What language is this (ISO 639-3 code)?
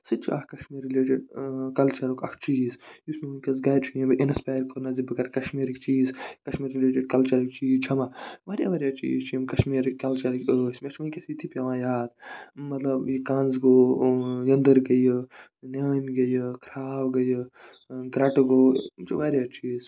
kas